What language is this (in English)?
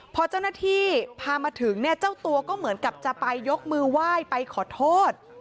Thai